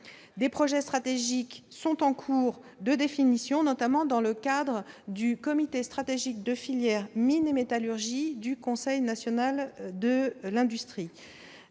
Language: French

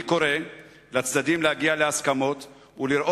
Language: Hebrew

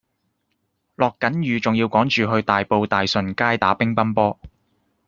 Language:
Cantonese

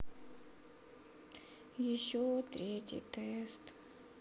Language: Russian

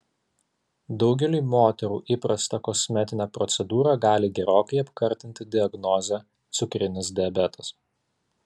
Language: Lithuanian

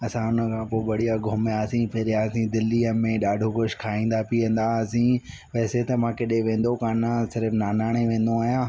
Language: Sindhi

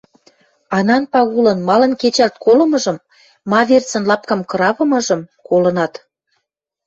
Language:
Western Mari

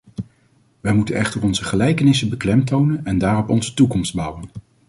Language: Dutch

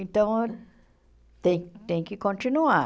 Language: Portuguese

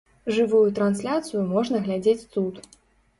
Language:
Belarusian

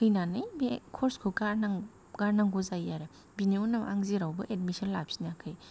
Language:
Bodo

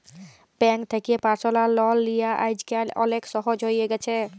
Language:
Bangla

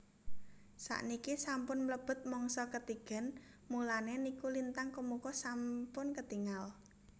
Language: Javanese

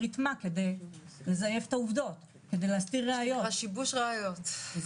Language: Hebrew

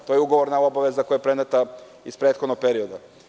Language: Serbian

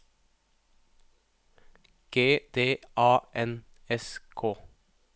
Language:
Norwegian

